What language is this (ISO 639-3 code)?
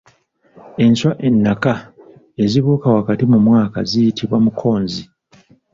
lug